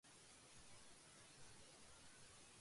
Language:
Urdu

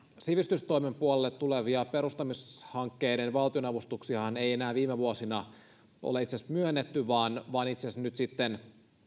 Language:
Finnish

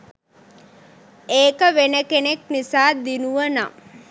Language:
Sinhala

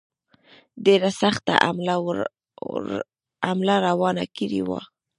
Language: Pashto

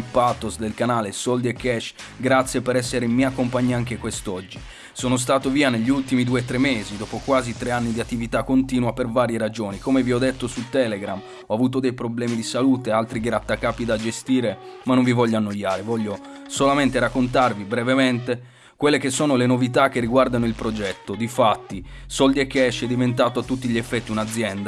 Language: Italian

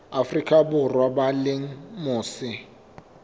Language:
Southern Sotho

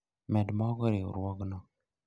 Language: Luo (Kenya and Tanzania)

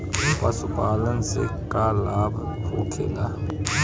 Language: Bhojpuri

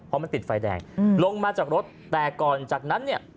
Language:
Thai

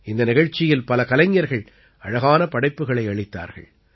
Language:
Tamil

